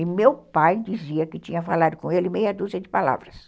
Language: Portuguese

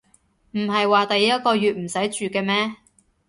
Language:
Cantonese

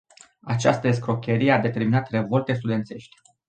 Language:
Romanian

